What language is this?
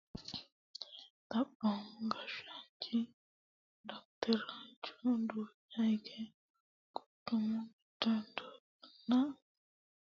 Sidamo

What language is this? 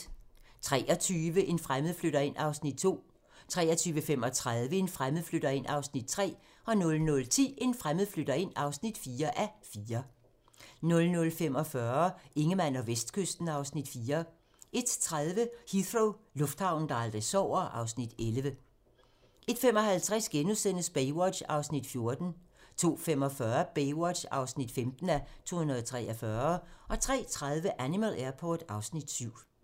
Danish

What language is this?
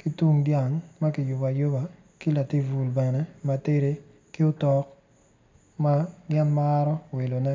Acoli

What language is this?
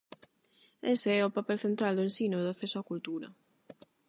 Galician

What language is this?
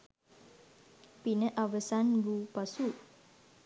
Sinhala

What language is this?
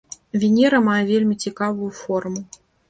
Belarusian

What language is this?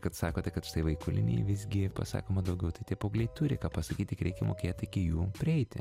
Lithuanian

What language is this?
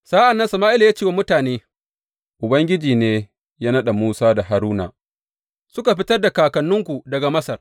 Hausa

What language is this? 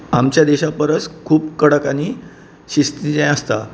Konkani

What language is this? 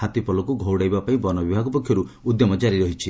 Odia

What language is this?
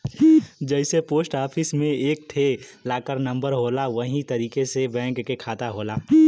Bhojpuri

